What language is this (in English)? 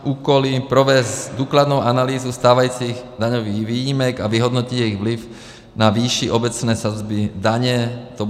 Czech